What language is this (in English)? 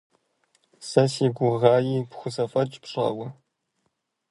Kabardian